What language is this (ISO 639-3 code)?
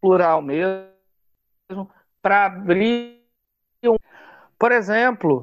por